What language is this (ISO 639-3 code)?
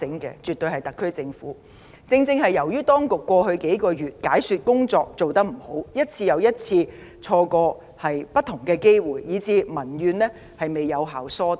yue